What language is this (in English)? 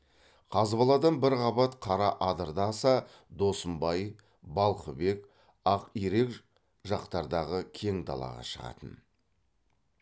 Kazakh